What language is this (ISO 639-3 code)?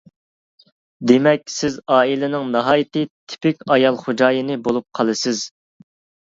uig